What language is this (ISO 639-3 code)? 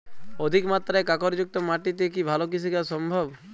ben